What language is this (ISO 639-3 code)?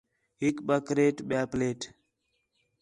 xhe